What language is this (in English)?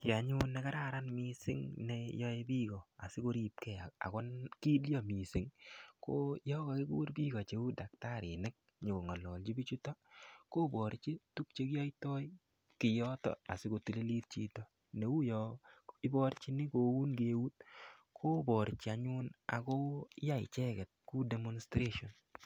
Kalenjin